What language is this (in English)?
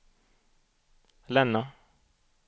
Swedish